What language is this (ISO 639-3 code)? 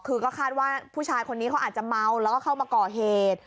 tha